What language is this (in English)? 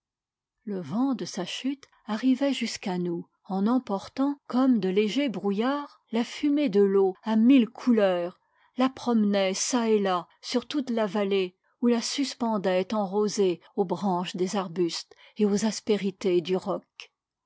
French